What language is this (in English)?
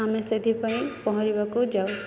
Odia